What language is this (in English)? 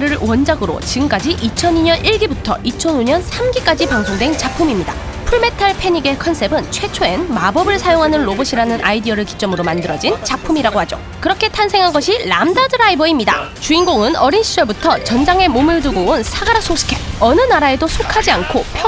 Korean